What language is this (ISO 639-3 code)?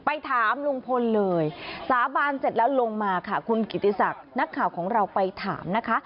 tha